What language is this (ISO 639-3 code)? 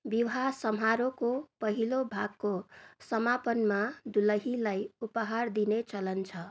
nep